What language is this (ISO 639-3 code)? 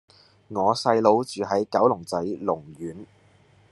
yue